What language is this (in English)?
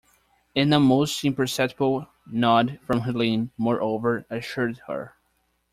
English